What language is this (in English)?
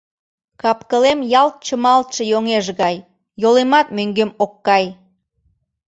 Mari